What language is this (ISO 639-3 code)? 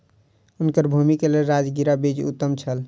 mai